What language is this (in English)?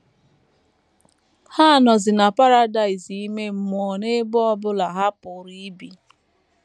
Igbo